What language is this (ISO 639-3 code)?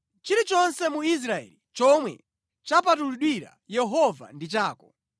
nya